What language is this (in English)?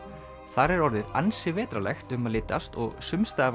Icelandic